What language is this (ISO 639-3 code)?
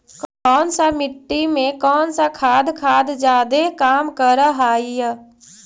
mag